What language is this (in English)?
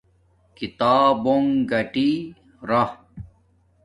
Domaaki